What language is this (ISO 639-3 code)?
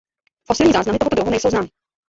ces